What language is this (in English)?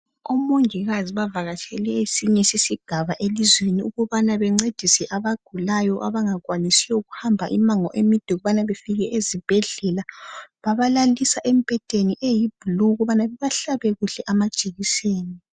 North Ndebele